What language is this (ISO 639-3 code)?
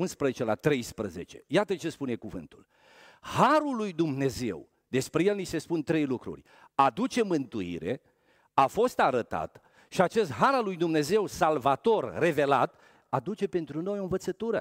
ron